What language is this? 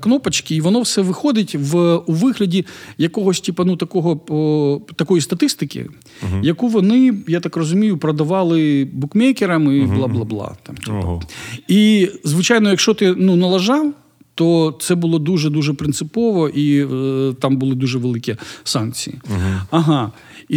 Ukrainian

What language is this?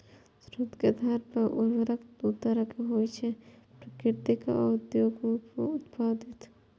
Maithili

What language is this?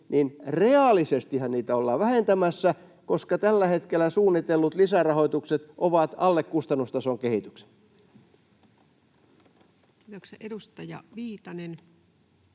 Finnish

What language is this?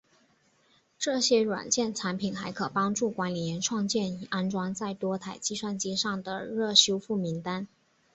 Chinese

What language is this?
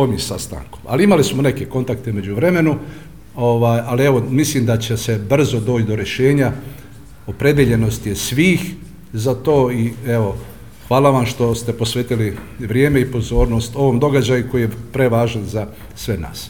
Croatian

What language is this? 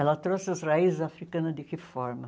Portuguese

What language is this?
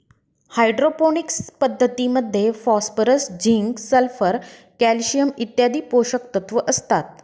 Marathi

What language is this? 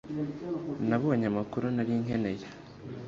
Kinyarwanda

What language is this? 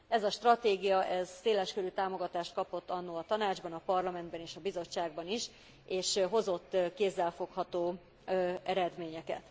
Hungarian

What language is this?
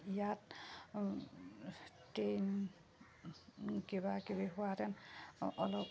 Assamese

